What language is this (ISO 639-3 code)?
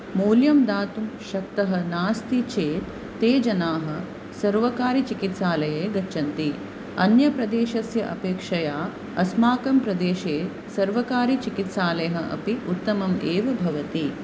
san